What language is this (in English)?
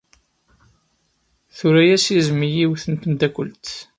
Kabyle